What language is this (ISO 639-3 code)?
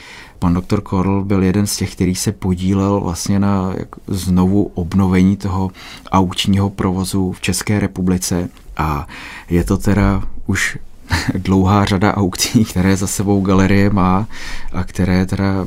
ces